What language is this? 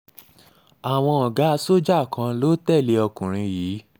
Yoruba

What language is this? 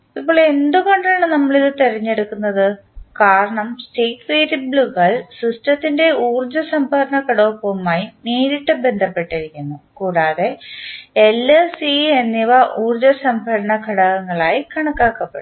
Malayalam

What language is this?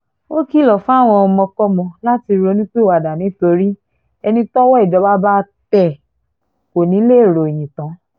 Yoruba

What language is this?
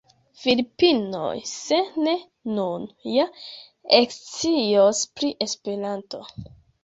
Esperanto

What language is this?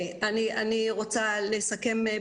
Hebrew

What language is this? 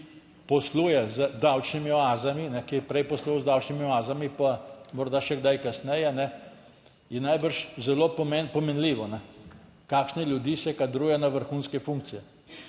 Slovenian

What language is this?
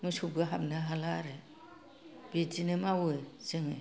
Bodo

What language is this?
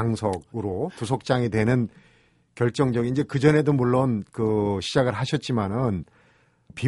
Korean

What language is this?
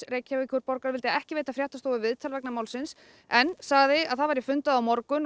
Icelandic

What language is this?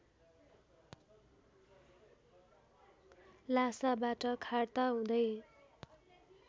Nepali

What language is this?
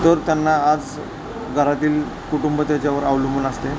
Marathi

